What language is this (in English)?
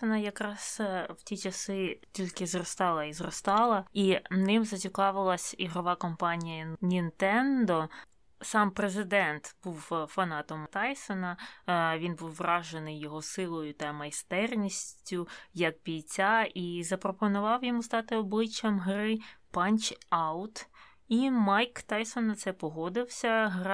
Ukrainian